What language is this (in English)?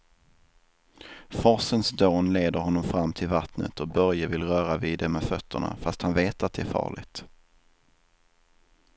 Swedish